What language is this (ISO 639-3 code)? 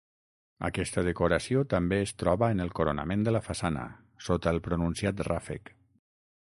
cat